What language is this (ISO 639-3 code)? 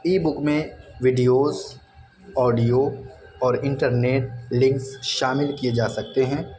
urd